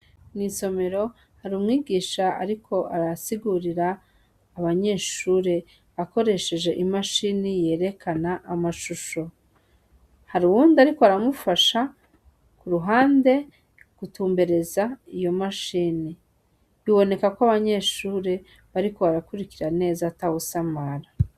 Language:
Rundi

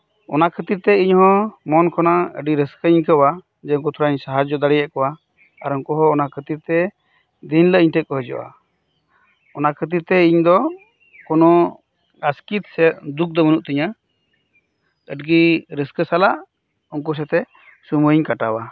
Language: Santali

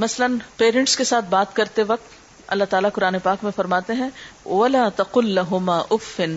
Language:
Urdu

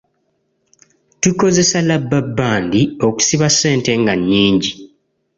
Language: Ganda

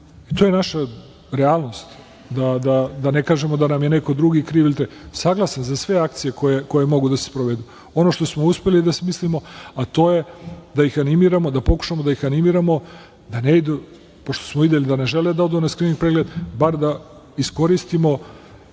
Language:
Serbian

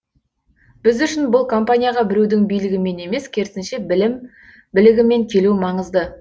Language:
Kazakh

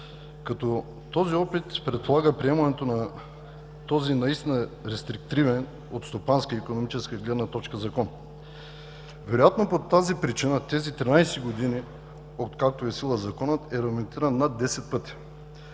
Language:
Bulgarian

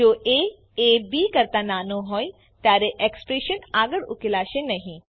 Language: Gujarati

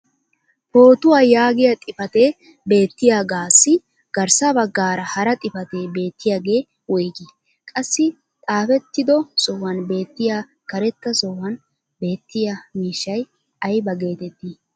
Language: Wolaytta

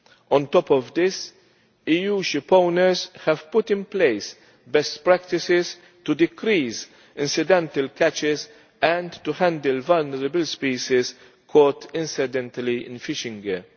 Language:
English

